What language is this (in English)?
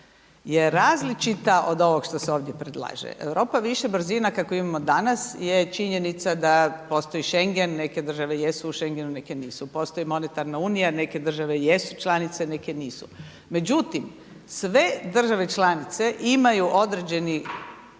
Croatian